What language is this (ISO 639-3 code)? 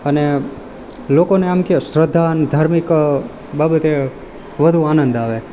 guj